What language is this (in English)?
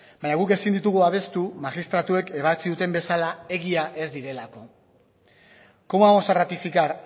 Basque